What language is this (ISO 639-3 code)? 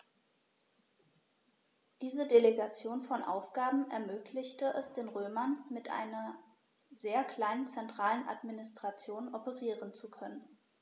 deu